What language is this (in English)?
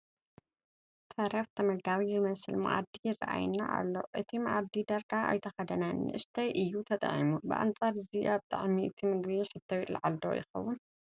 Tigrinya